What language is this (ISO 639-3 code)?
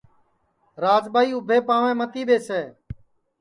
ssi